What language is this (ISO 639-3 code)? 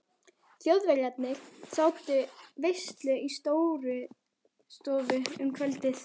isl